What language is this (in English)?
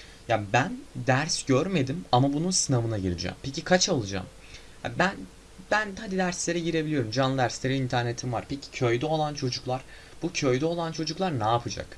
Turkish